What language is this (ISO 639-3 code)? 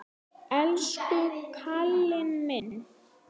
isl